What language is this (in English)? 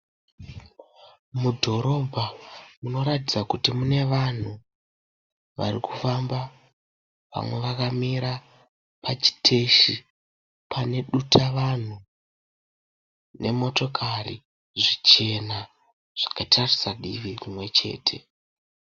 Shona